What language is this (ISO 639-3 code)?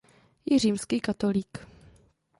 ces